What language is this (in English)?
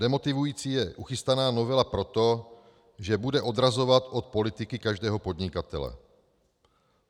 Czech